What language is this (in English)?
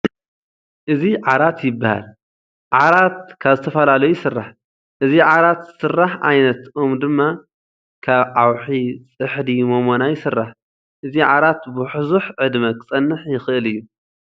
Tigrinya